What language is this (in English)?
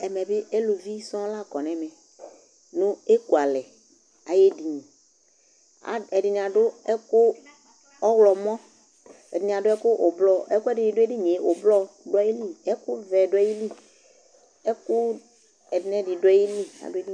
Ikposo